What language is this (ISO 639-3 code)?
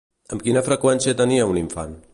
cat